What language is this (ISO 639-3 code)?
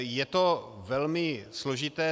ces